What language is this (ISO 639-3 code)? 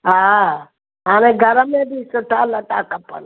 snd